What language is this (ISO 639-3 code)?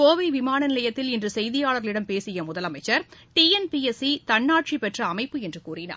tam